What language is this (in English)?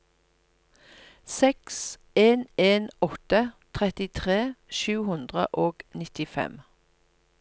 Norwegian